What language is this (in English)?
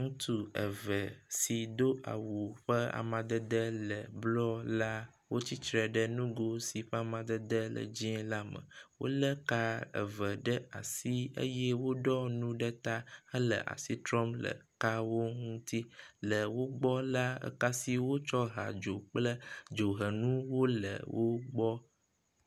Ewe